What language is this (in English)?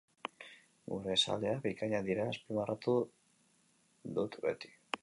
Basque